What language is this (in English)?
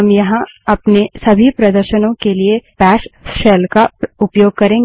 Hindi